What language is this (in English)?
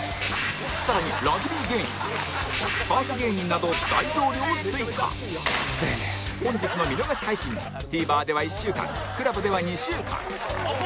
Japanese